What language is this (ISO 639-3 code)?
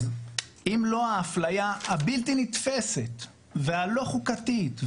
heb